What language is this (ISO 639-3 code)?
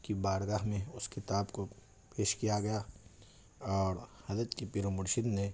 urd